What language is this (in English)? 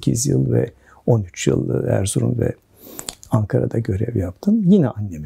Turkish